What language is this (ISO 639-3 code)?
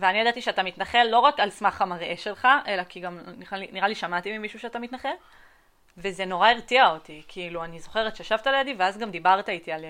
heb